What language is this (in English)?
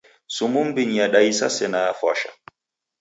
Taita